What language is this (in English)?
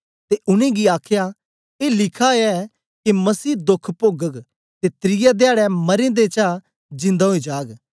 Dogri